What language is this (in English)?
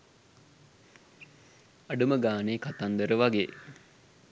Sinhala